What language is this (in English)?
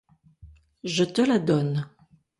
French